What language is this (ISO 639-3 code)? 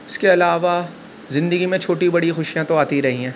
urd